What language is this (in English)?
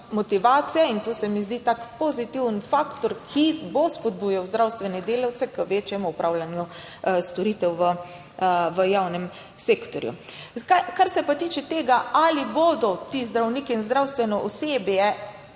Slovenian